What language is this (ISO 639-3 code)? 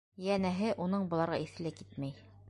bak